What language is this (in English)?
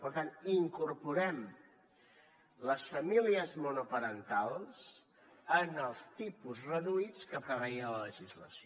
Catalan